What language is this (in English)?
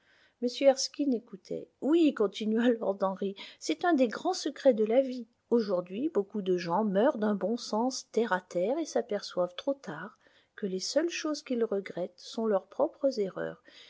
French